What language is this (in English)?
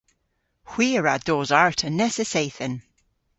Cornish